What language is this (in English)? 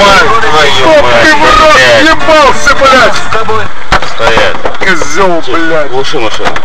Russian